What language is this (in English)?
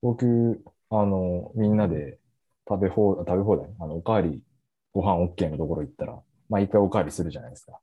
Japanese